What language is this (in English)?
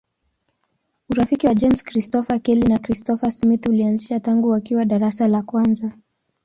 Swahili